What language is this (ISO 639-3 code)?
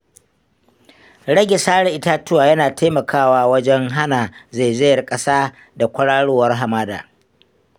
hau